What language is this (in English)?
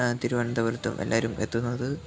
Malayalam